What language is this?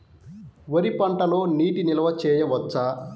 Telugu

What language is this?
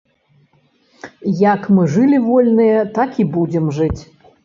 Belarusian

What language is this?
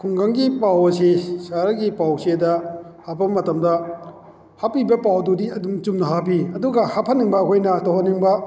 Manipuri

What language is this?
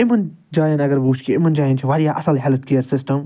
Kashmiri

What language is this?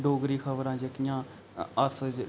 Dogri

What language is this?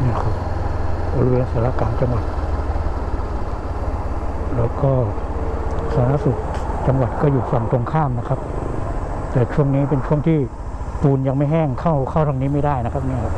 Thai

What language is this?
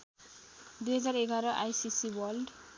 Nepali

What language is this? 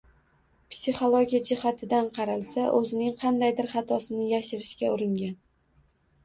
Uzbek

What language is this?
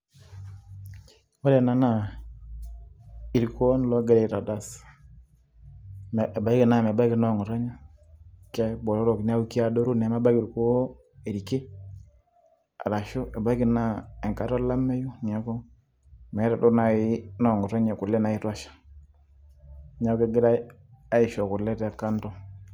Masai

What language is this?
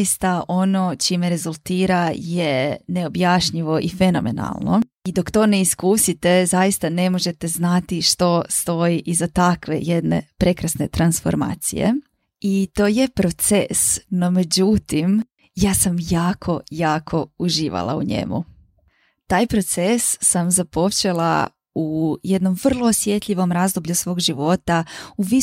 Croatian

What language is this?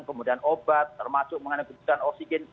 Indonesian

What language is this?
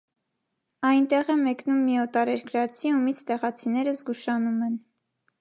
Armenian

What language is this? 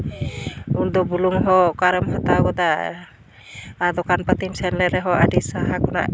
Santali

